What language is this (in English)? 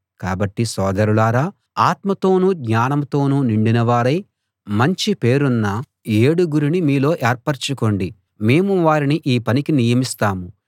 Telugu